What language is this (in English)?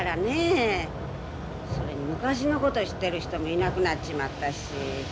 Japanese